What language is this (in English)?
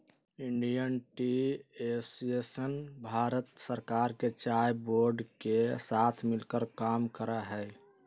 Magahi